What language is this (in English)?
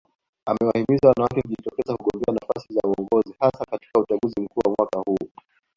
Swahili